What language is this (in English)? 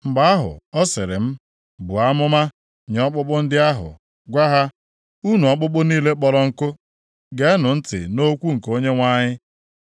Igbo